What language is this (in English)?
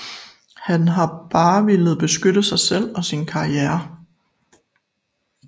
Danish